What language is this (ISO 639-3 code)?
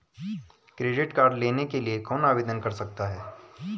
hin